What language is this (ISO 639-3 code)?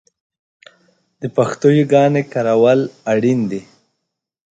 pus